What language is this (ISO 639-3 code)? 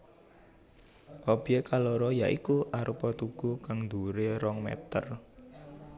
jav